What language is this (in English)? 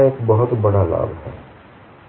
Hindi